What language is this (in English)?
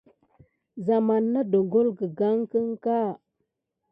Gidar